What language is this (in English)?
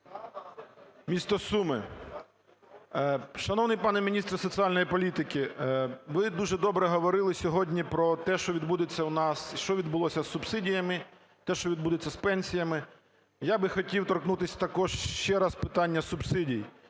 Ukrainian